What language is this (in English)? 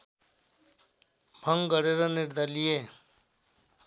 Nepali